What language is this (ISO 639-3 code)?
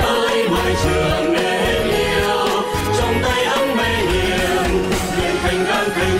vie